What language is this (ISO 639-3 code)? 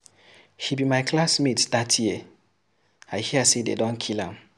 pcm